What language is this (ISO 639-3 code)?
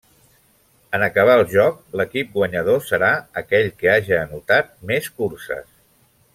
cat